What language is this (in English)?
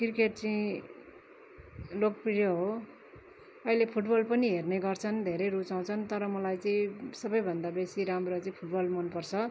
Nepali